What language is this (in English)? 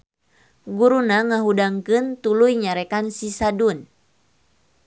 Sundanese